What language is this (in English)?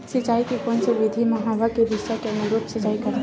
Chhattisgarhi